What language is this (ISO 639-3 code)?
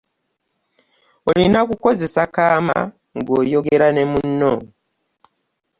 lug